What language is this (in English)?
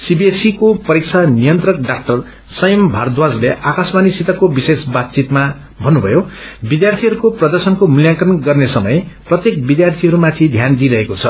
Nepali